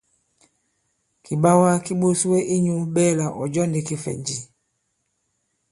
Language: Bankon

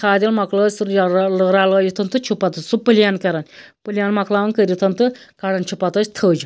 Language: Kashmiri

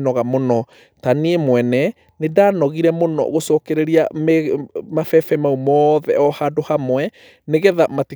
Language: Kikuyu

